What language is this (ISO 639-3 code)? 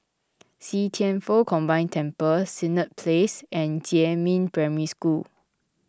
eng